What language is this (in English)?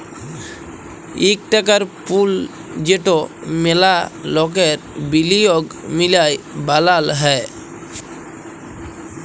Bangla